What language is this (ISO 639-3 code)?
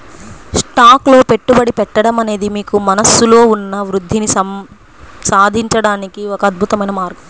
tel